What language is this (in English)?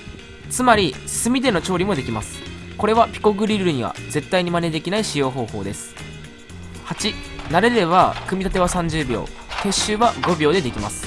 Japanese